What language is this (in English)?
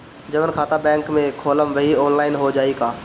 Bhojpuri